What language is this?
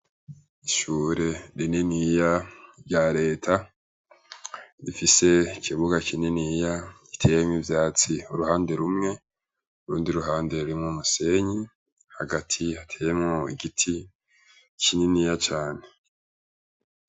Rundi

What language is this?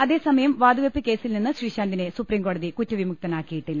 Malayalam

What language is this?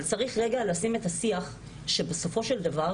Hebrew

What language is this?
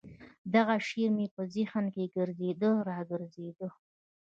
Pashto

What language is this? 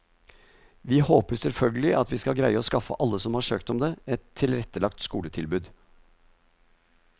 Norwegian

